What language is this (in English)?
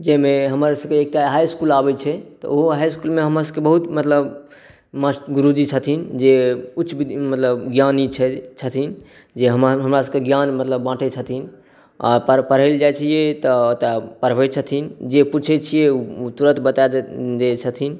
Maithili